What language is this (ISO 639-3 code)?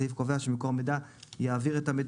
heb